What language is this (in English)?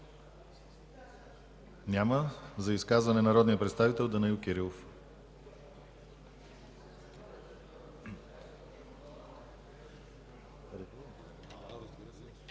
Bulgarian